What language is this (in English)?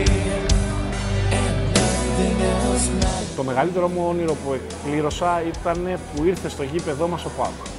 Greek